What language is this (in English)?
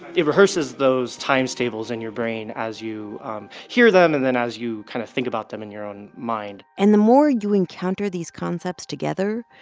English